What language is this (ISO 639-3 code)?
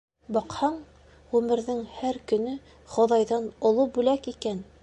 bak